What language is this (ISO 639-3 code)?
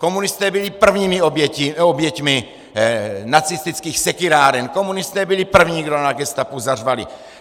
ces